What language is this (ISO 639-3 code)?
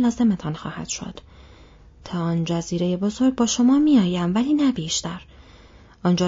fas